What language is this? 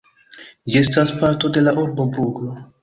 Esperanto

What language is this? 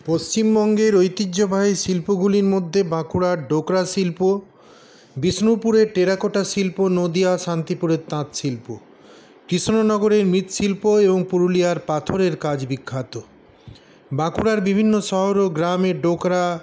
Bangla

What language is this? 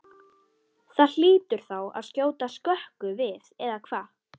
Icelandic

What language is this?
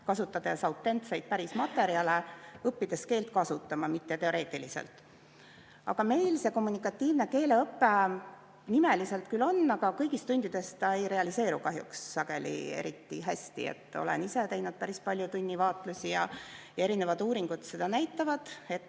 Estonian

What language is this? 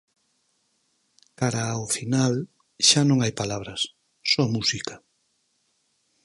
Galician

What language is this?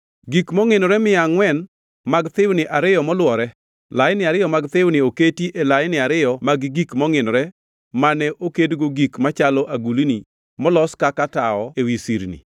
Luo (Kenya and Tanzania)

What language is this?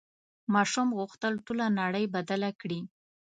Pashto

